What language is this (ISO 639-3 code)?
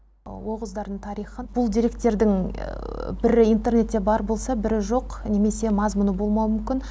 kaz